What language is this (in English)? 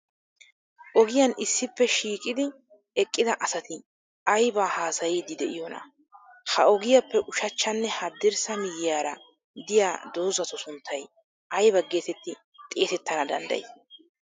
Wolaytta